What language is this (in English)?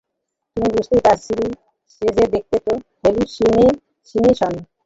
Bangla